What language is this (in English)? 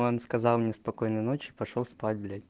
Russian